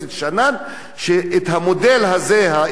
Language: Hebrew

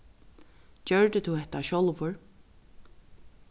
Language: Faroese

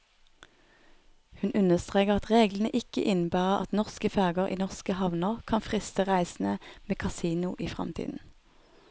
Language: Norwegian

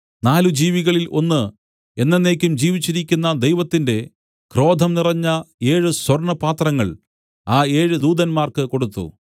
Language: Malayalam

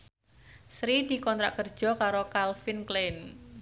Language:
Javanese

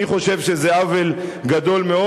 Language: Hebrew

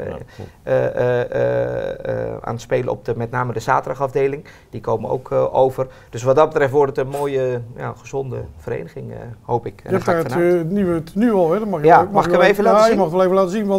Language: Dutch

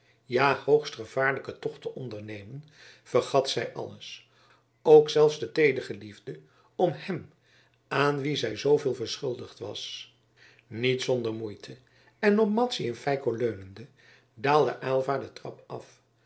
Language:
Dutch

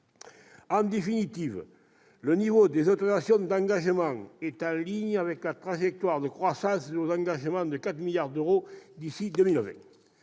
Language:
French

